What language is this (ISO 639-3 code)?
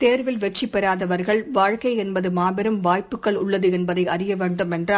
tam